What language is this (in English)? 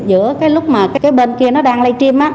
Vietnamese